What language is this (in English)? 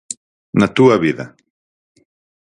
Galician